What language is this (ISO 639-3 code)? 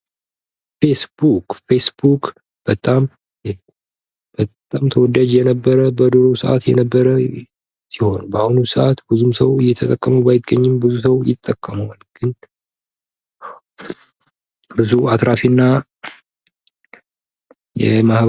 amh